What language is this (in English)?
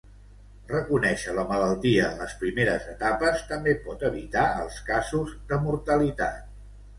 Catalan